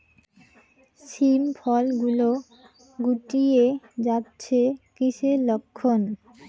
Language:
Bangla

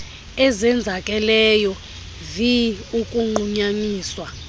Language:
Xhosa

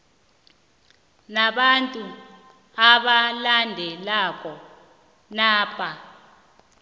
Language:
South Ndebele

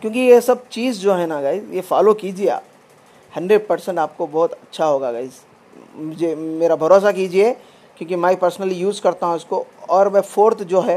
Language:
Hindi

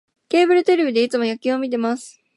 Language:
Japanese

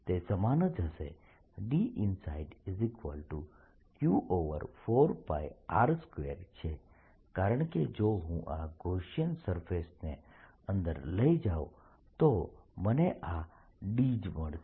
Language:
Gujarati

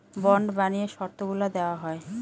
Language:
Bangla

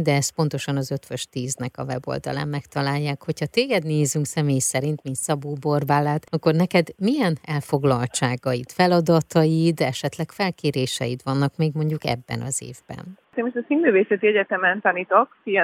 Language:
Hungarian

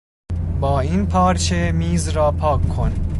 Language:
Persian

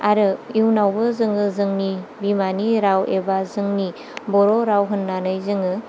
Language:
Bodo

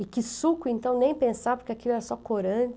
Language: Portuguese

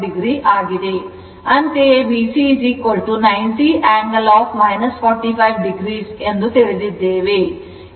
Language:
Kannada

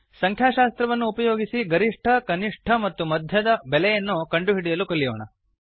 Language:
Kannada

